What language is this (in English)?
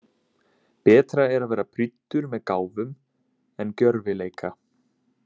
Icelandic